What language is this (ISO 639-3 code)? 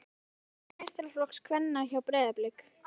isl